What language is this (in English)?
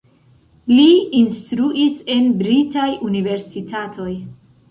Esperanto